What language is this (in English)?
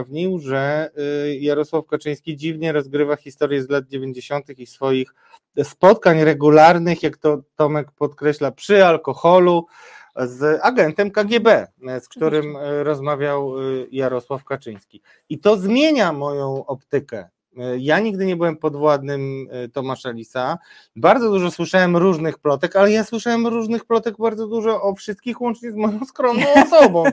Polish